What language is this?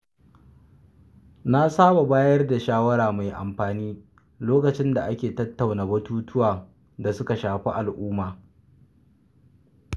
Hausa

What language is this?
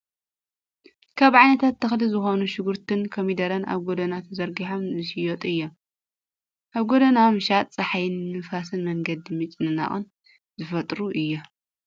Tigrinya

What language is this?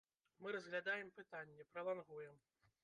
Belarusian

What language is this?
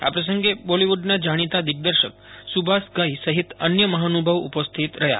Gujarati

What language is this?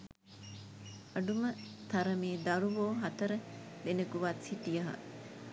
Sinhala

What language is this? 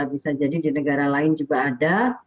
Indonesian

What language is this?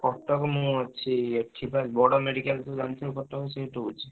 Odia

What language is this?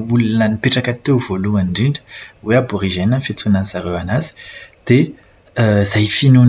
Malagasy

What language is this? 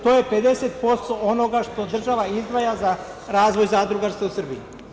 Serbian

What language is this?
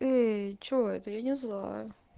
Russian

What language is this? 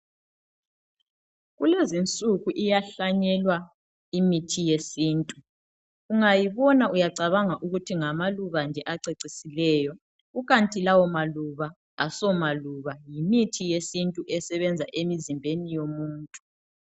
North Ndebele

